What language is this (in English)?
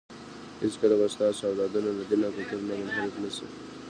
Pashto